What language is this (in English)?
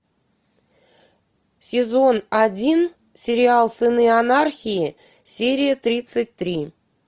Russian